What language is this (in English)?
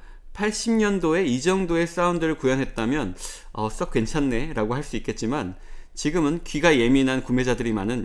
Korean